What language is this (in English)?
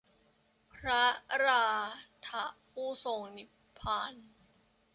Thai